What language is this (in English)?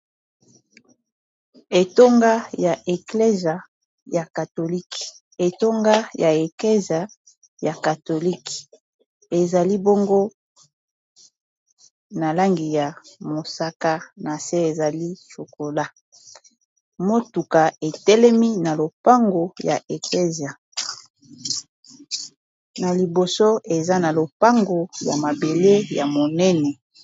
Lingala